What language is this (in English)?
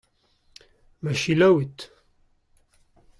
Breton